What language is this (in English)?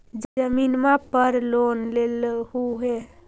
Magahi